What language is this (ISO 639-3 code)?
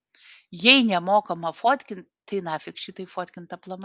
lit